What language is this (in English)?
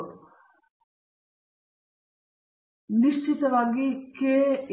Kannada